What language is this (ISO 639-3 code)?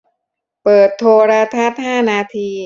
tha